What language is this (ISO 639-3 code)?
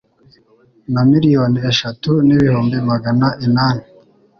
kin